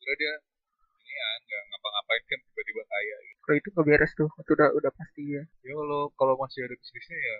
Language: Indonesian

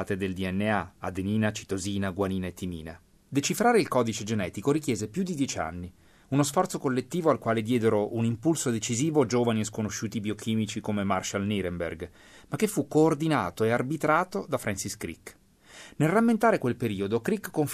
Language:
Italian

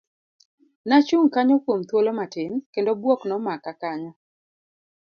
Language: Luo (Kenya and Tanzania)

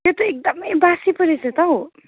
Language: Nepali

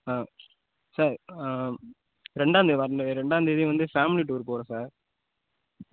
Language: Tamil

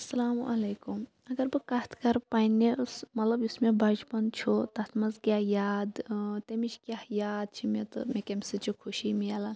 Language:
Kashmiri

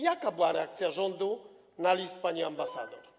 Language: Polish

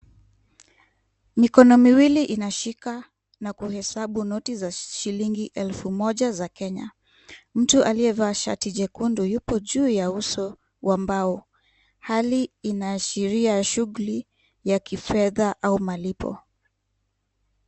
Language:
Swahili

